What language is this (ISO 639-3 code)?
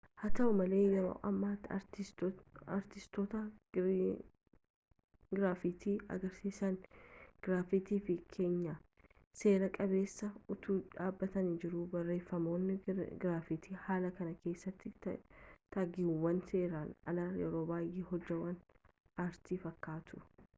orm